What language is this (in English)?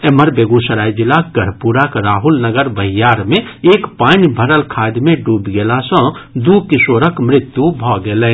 Maithili